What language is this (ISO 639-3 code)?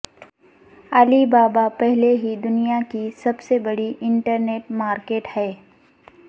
urd